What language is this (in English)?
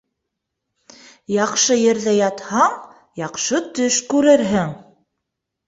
Bashkir